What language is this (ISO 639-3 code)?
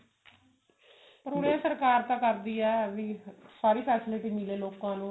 pan